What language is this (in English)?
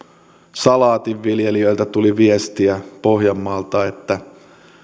Finnish